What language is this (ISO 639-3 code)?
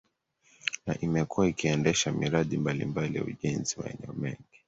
swa